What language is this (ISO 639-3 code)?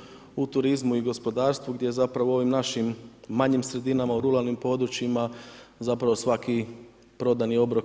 hrv